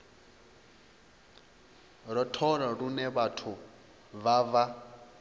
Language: Venda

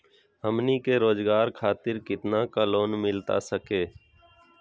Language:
Magahi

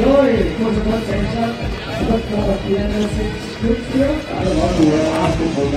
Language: Indonesian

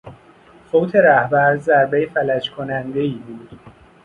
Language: Persian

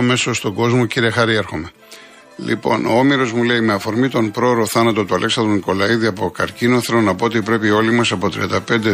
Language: Greek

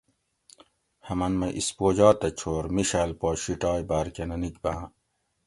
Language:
Gawri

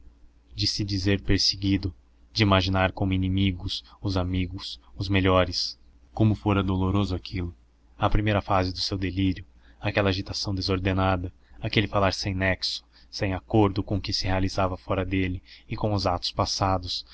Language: Portuguese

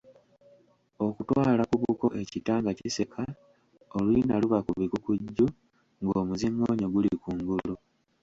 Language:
Ganda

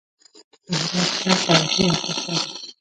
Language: Pashto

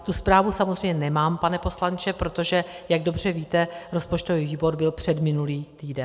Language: Czech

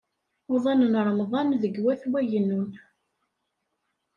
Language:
Kabyle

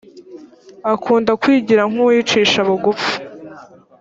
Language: Kinyarwanda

